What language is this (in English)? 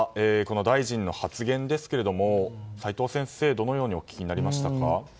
Japanese